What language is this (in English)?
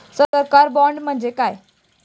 Marathi